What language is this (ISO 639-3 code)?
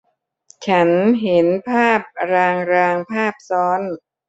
tha